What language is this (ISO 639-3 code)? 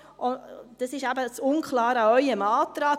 gsw